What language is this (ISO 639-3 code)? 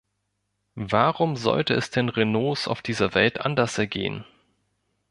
deu